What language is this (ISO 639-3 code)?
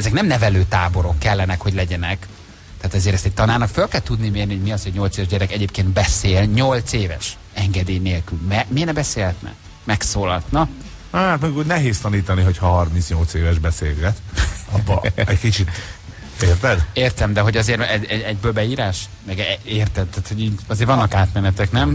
hun